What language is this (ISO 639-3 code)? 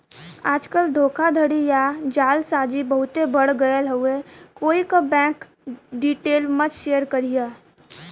bho